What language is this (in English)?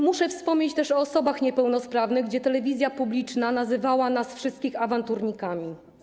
Polish